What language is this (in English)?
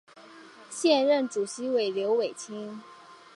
Chinese